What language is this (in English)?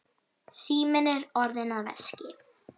Icelandic